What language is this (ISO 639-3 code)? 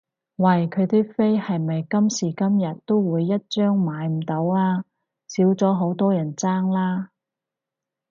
yue